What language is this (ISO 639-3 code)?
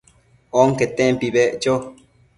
mcf